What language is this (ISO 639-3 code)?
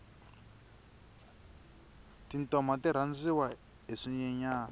tso